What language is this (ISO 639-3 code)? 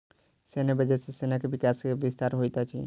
mai